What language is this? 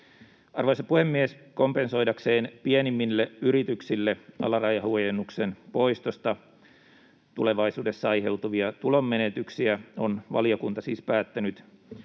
Finnish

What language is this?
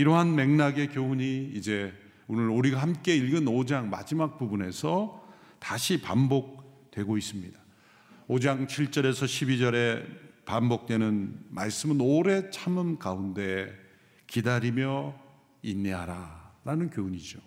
Korean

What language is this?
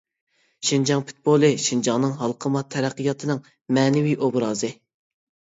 Uyghur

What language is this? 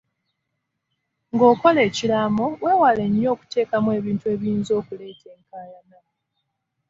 Ganda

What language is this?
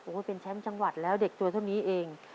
Thai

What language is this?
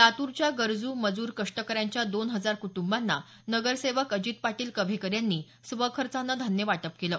Marathi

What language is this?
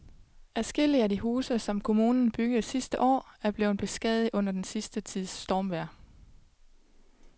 Danish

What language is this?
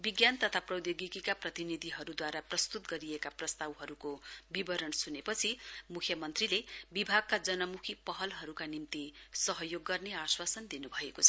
Nepali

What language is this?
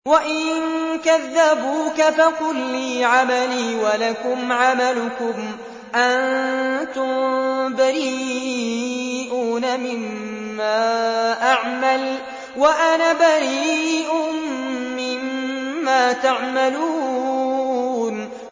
Arabic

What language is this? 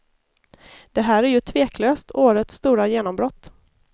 Swedish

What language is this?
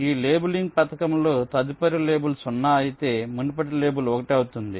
Telugu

